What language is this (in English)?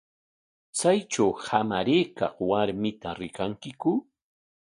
Corongo Ancash Quechua